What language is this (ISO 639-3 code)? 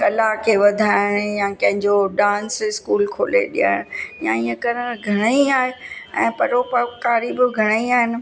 snd